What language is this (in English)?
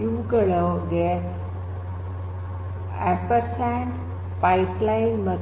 Kannada